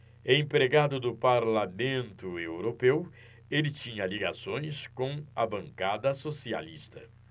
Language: Portuguese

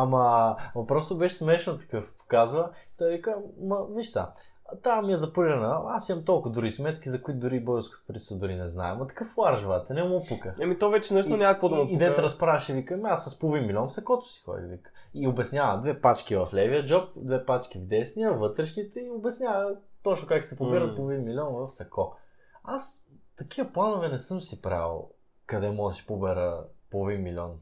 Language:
Bulgarian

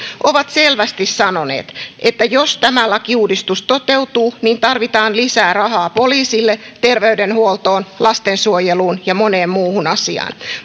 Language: Finnish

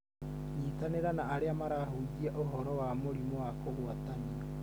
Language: Kikuyu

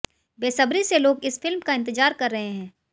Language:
Hindi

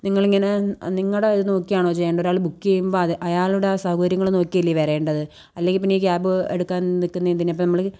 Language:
Malayalam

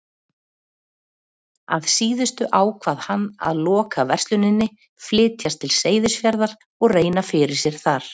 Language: Icelandic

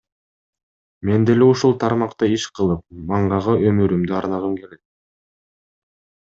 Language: Kyrgyz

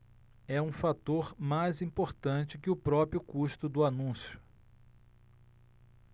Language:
Portuguese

